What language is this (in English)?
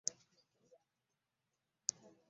Ganda